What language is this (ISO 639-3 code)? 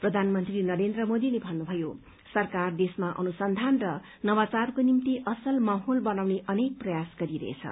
nep